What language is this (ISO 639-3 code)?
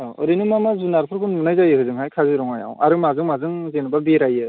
brx